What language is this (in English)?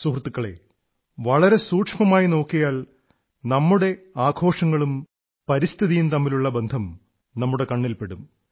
Malayalam